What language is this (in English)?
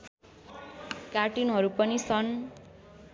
Nepali